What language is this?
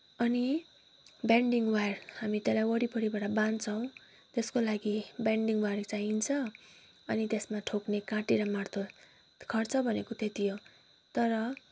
Nepali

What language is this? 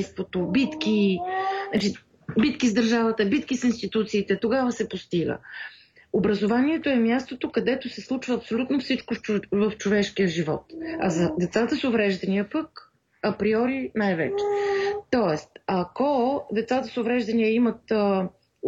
Bulgarian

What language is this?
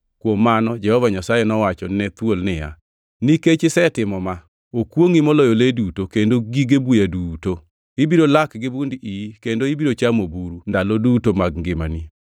Luo (Kenya and Tanzania)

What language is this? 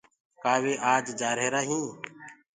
Gurgula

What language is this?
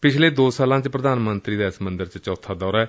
Punjabi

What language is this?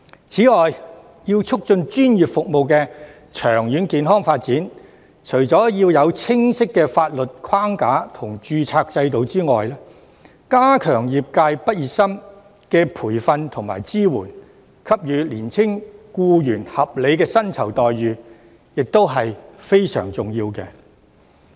Cantonese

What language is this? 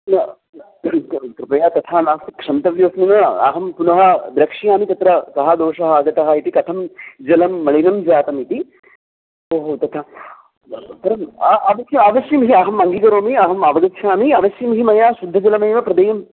Sanskrit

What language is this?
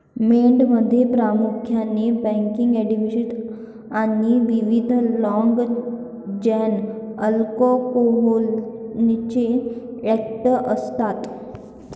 Marathi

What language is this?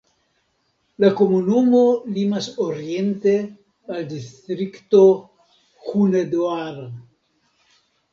Esperanto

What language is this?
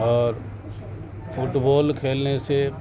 Urdu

